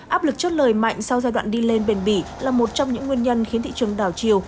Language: Vietnamese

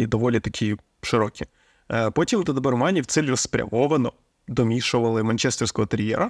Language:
Ukrainian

